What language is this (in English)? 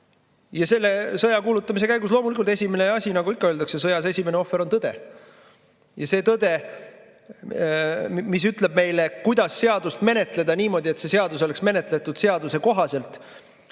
Estonian